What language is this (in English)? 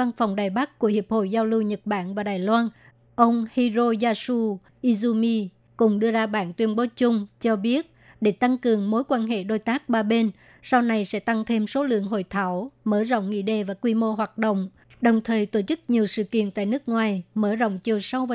Vietnamese